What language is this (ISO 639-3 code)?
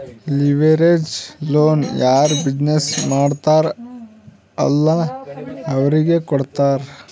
kan